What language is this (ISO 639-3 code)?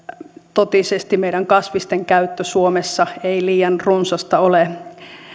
fin